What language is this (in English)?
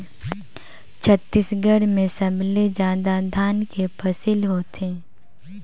Chhattisgarhi